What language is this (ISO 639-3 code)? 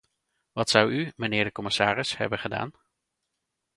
nld